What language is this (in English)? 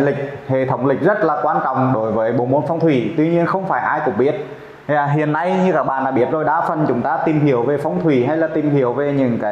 Vietnamese